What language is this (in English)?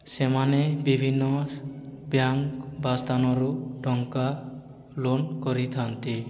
Odia